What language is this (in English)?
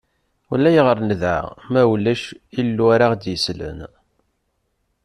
Kabyle